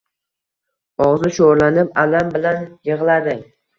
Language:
Uzbek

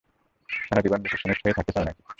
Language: Bangla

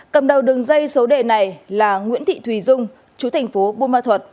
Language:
Vietnamese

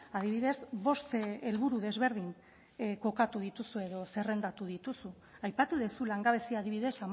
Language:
Basque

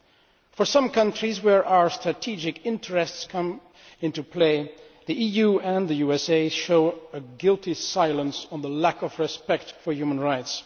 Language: English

